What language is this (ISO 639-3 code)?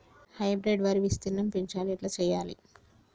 tel